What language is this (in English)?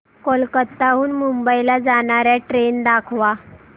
Marathi